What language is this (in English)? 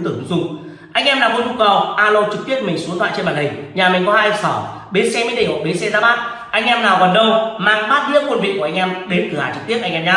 Vietnamese